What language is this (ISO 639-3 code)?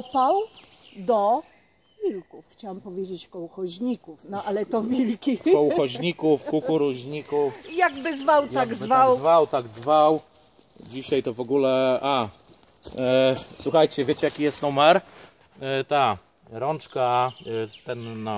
pol